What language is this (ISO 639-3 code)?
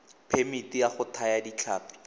tsn